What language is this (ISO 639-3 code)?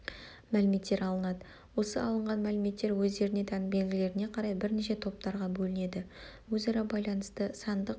kaz